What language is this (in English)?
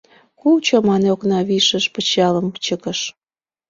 Mari